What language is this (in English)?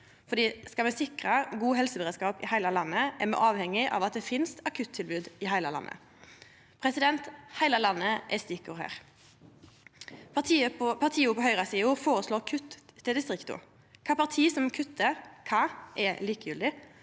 Norwegian